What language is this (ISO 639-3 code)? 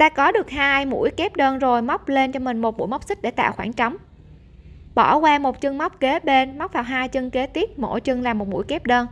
vie